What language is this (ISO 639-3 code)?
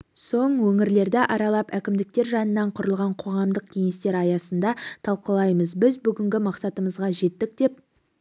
kaz